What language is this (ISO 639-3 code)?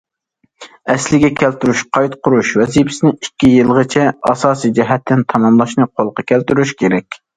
uig